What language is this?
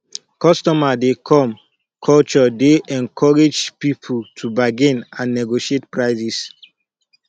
Nigerian Pidgin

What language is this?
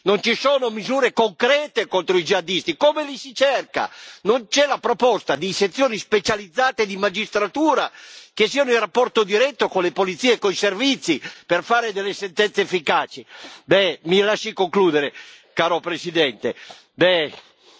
Italian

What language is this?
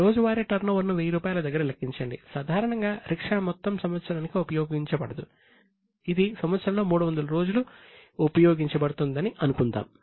Telugu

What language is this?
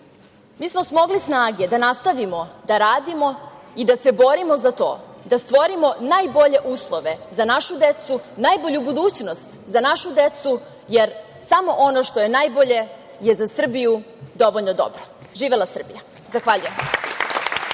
Serbian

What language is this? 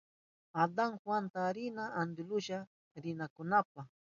Southern Pastaza Quechua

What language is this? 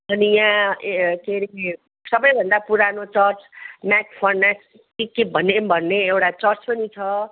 Nepali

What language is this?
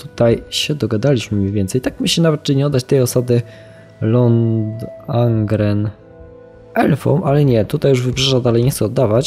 Polish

